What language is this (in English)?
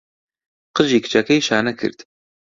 Central Kurdish